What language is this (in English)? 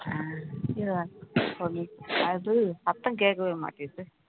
Tamil